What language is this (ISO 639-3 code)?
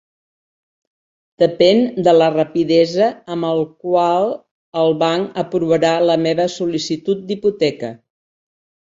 cat